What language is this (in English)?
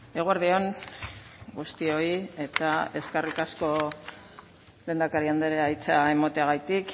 Basque